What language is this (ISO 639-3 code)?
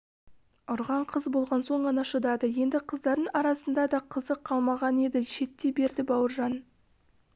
kaz